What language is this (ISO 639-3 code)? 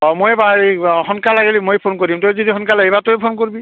asm